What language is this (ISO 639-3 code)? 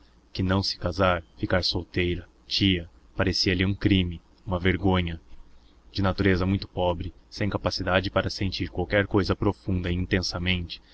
por